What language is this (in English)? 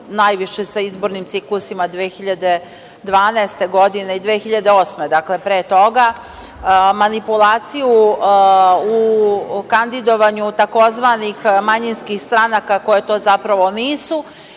Serbian